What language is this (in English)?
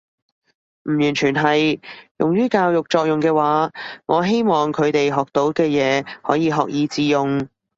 Cantonese